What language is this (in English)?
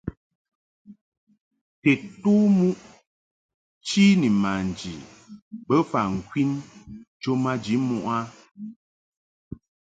Mungaka